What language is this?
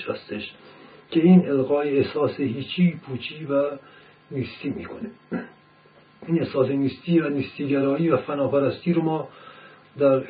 Persian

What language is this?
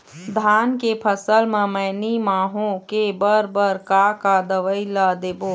Chhattisgarhi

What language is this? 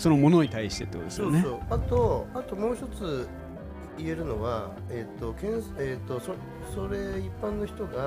Japanese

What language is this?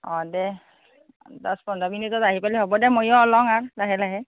Assamese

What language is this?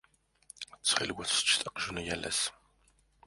Kabyle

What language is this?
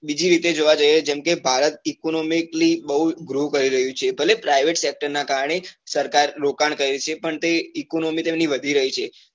Gujarati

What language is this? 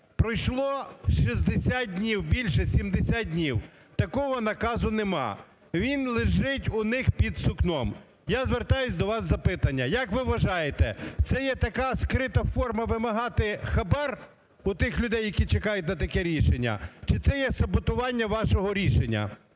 Ukrainian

